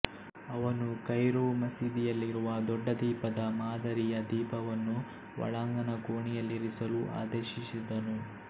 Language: Kannada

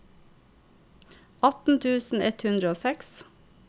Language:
Norwegian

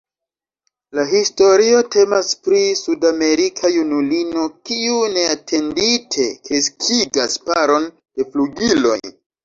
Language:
Esperanto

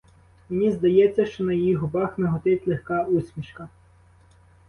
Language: Ukrainian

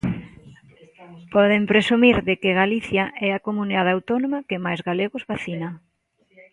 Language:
Galician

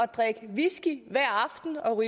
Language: Danish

